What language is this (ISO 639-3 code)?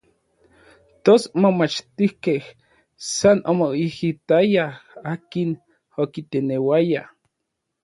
nlv